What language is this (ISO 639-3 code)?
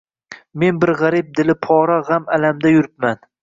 uzb